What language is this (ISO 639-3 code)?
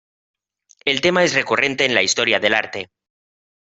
spa